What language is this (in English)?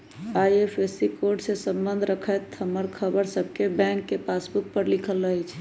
Magahi